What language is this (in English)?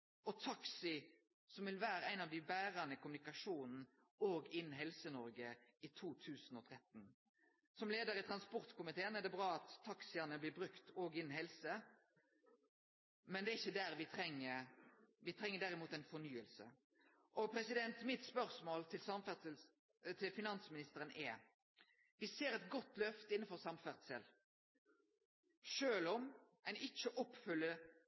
Norwegian Nynorsk